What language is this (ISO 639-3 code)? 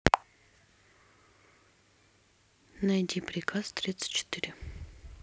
rus